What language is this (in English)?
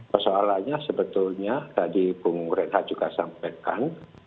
Indonesian